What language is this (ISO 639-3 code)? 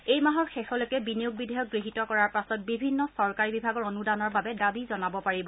asm